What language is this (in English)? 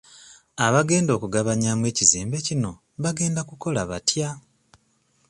Ganda